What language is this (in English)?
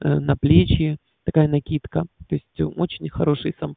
Russian